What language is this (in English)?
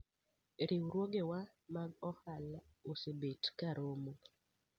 Luo (Kenya and Tanzania)